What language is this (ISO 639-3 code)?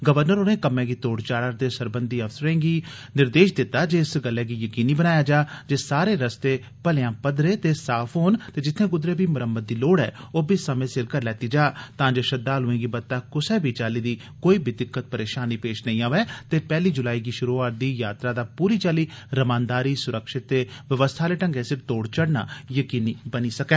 doi